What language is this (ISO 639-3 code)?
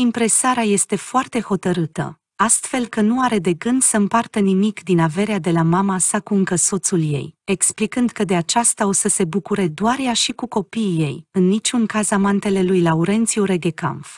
ron